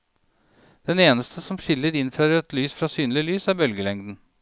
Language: Norwegian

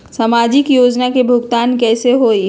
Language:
Magahi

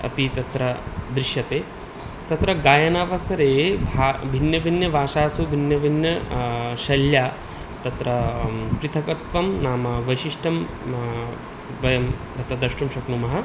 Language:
Sanskrit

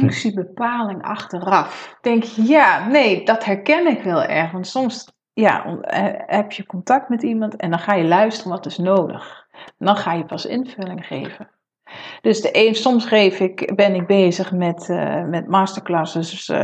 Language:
Dutch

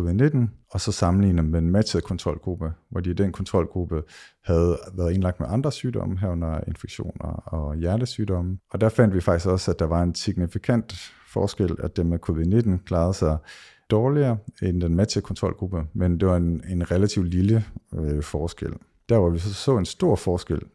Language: Danish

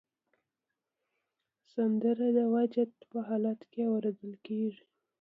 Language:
Pashto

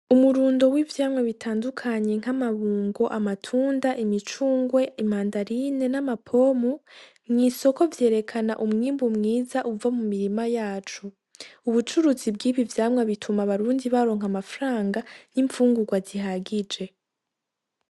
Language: Rundi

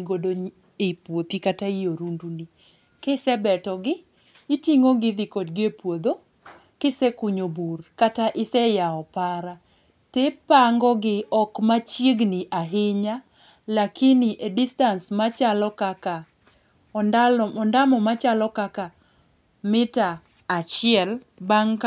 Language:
Luo (Kenya and Tanzania)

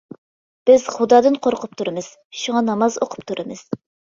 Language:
Uyghur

